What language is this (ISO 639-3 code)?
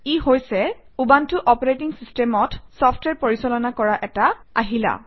asm